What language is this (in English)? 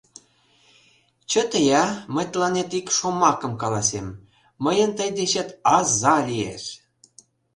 Mari